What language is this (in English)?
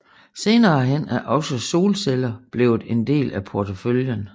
Danish